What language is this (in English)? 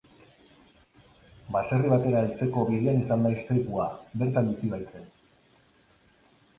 Basque